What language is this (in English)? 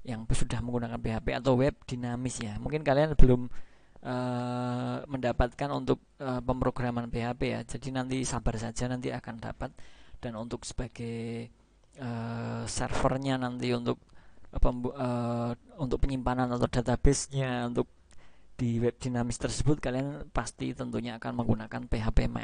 Indonesian